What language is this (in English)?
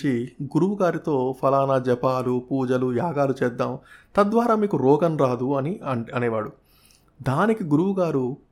Telugu